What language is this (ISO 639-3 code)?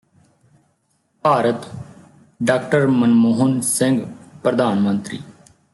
pan